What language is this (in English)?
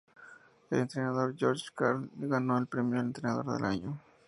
Spanish